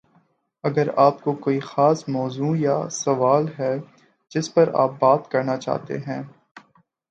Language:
Urdu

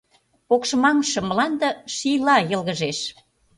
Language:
Mari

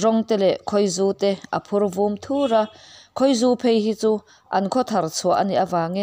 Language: Vietnamese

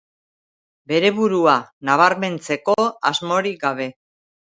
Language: Basque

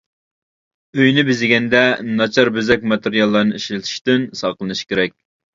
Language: Uyghur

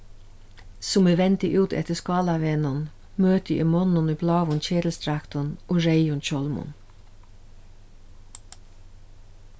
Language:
Faroese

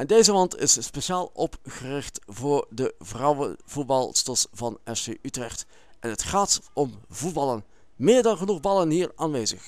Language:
Dutch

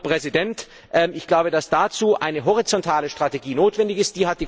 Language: German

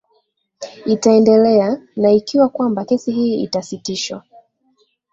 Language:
Swahili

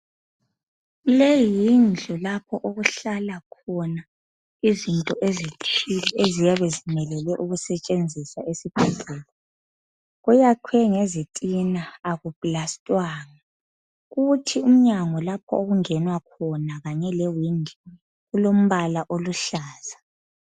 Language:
North Ndebele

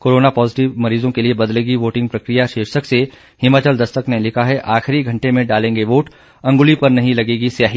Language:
Hindi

